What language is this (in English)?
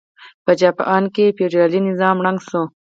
Pashto